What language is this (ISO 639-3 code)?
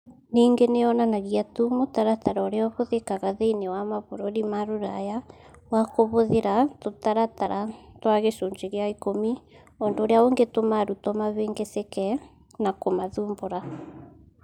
kik